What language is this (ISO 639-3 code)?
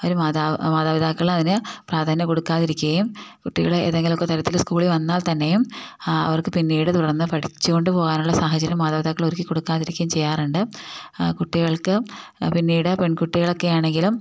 mal